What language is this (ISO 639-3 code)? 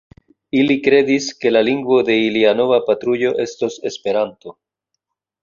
epo